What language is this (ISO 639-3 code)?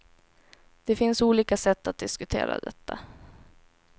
swe